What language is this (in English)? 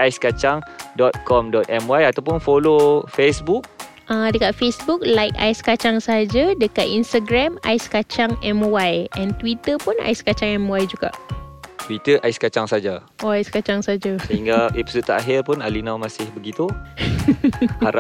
Malay